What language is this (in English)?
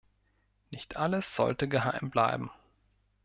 German